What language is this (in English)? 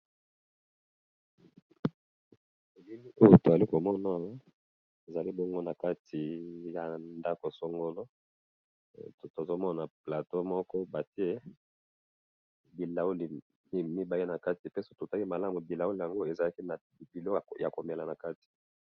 Lingala